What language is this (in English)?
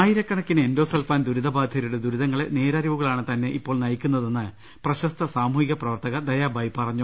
Malayalam